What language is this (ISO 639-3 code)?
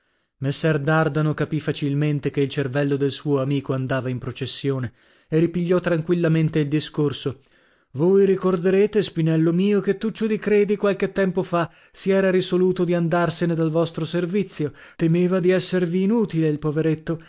ita